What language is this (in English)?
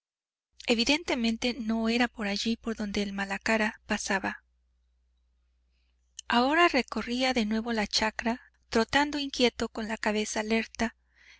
Spanish